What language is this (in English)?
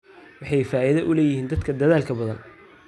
Somali